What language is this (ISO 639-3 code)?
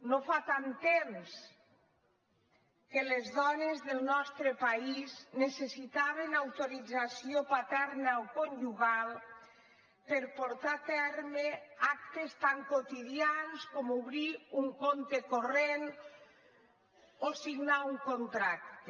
cat